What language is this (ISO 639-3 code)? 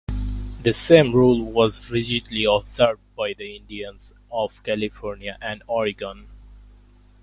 eng